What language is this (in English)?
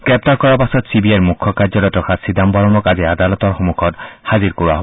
Assamese